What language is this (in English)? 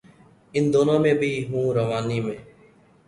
Urdu